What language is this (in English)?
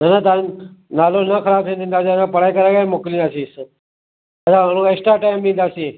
Sindhi